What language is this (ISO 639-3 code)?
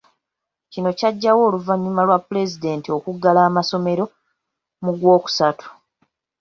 lug